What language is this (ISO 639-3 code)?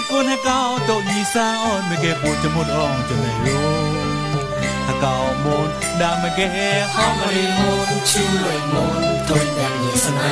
tha